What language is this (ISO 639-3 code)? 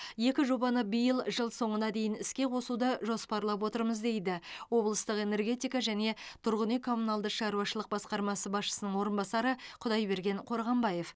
kaz